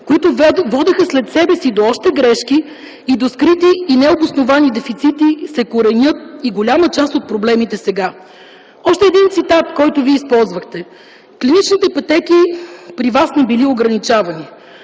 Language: Bulgarian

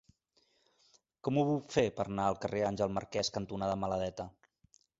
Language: Catalan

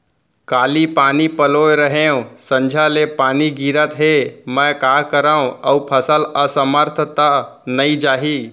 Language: Chhattisgarhi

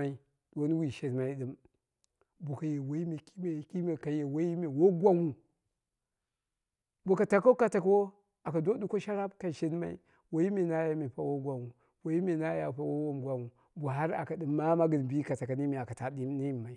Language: Dera (Nigeria)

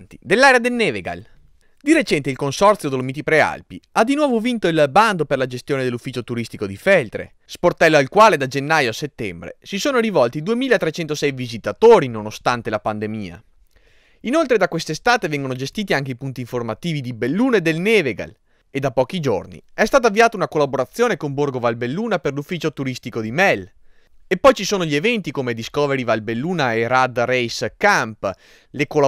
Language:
Italian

